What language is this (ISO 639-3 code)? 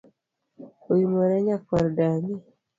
luo